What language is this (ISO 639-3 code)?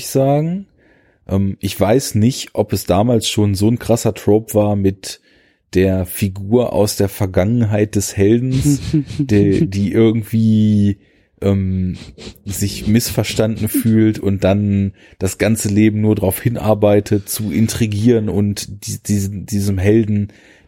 deu